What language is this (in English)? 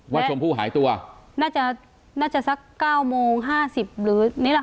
Thai